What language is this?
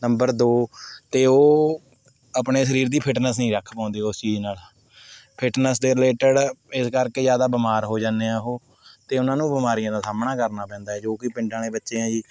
Punjabi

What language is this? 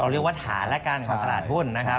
Thai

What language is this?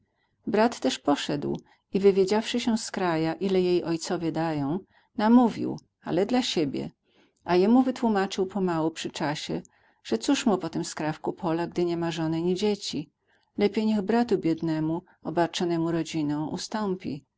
Polish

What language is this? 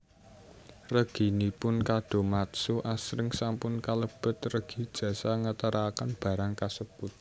Javanese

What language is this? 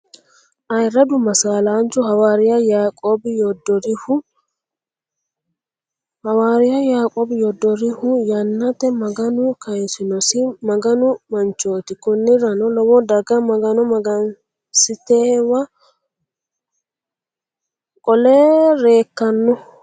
Sidamo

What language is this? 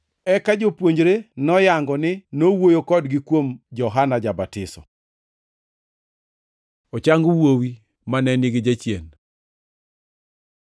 Luo (Kenya and Tanzania)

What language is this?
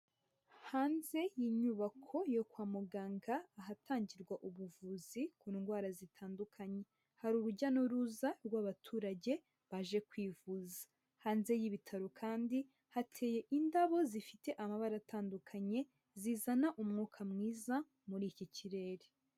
Kinyarwanda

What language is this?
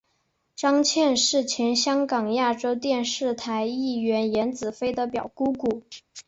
Chinese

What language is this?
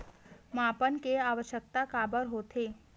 Chhattisgarhi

